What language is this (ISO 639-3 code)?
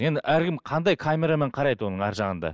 kaz